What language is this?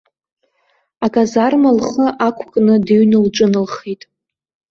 Abkhazian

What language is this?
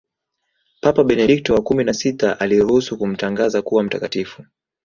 Swahili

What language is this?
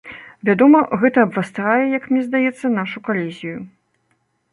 Belarusian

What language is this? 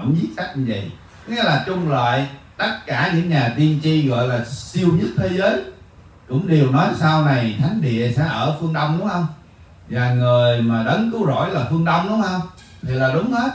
Vietnamese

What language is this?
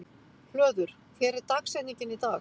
Icelandic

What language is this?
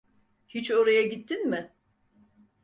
Turkish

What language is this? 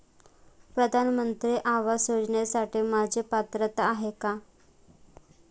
Marathi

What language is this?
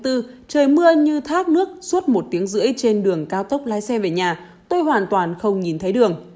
Vietnamese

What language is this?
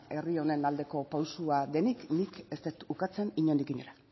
Basque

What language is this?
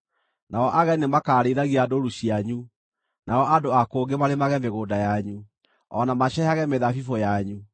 Kikuyu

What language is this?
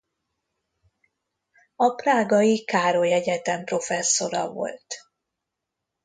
Hungarian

